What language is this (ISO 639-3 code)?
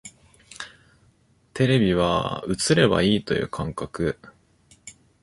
jpn